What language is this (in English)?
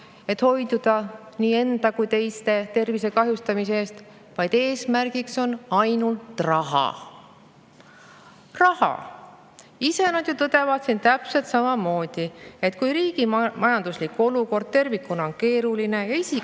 Estonian